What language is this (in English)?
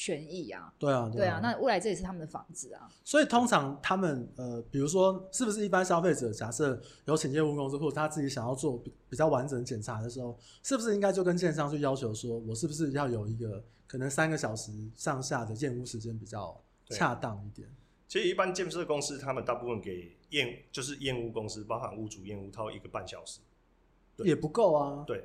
Chinese